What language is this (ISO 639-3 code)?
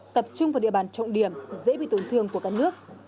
vie